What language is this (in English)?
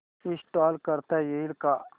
Marathi